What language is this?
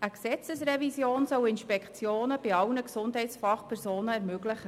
Swiss German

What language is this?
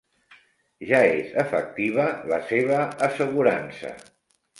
Catalan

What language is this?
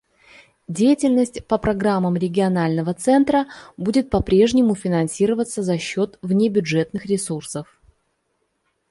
Russian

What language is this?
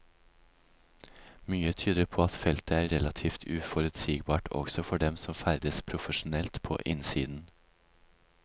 Norwegian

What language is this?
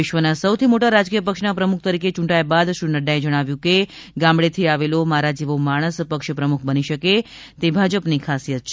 Gujarati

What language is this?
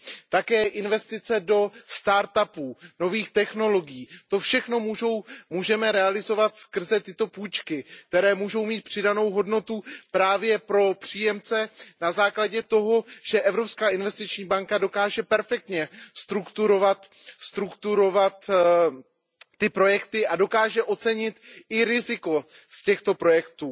Czech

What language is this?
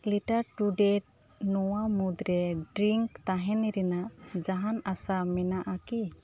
Santali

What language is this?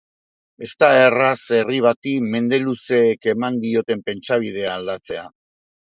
Basque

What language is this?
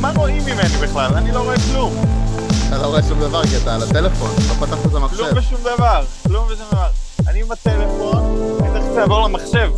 Hebrew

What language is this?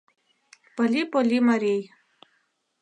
Mari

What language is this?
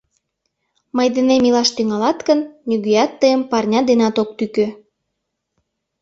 Mari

